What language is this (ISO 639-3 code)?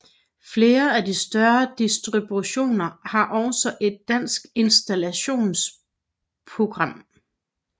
dan